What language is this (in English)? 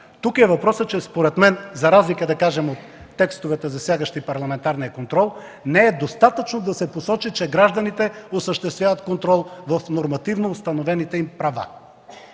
Bulgarian